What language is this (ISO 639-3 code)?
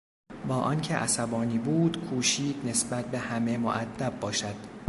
fas